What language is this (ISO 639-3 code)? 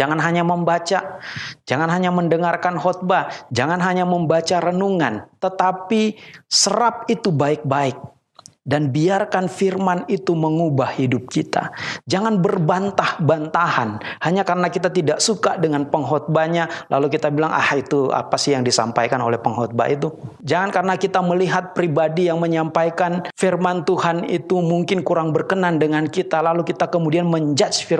ind